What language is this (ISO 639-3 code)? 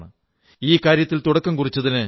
mal